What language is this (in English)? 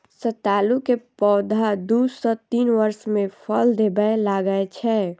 Maithili